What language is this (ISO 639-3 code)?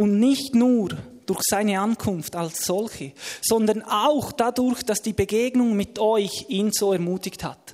deu